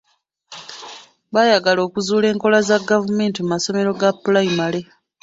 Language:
Ganda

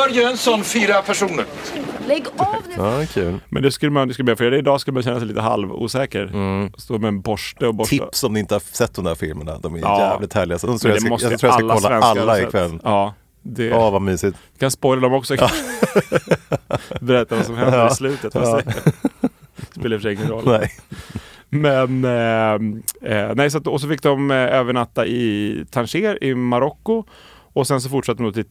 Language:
Swedish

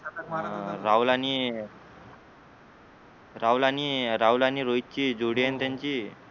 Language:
Marathi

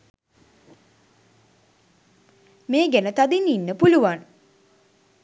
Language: Sinhala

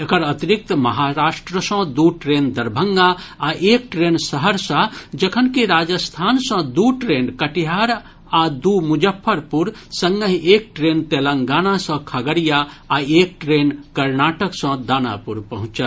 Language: Maithili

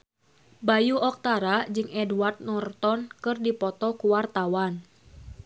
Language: Sundanese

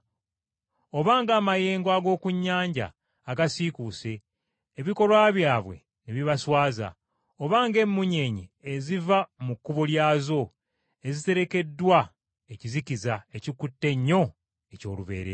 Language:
Ganda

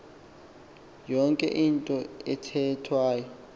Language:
Xhosa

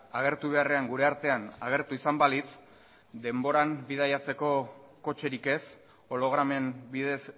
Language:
Basque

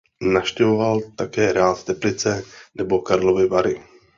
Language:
Czech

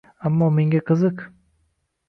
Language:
Uzbek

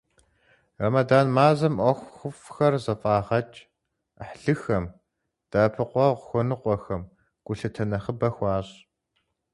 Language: Kabardian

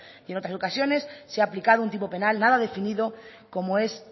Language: Spanish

